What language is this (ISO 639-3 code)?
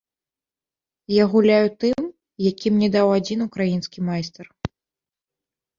bel